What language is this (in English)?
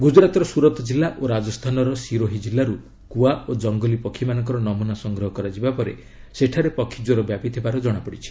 Odia